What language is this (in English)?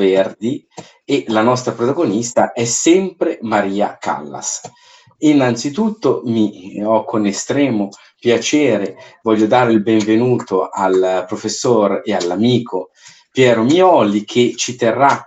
Italian